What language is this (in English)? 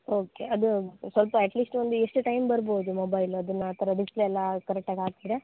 Kannada